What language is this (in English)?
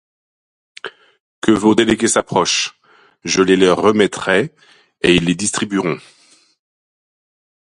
French